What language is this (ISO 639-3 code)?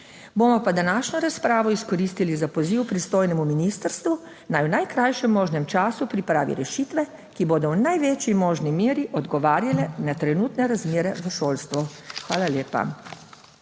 slv